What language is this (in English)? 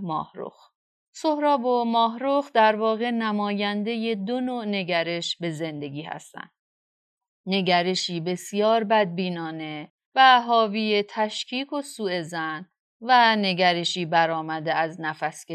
Persian